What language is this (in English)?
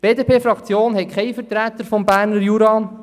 Swiss German